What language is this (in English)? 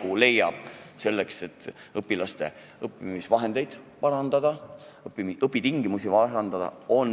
Estonian